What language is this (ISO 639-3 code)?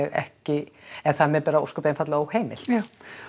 isl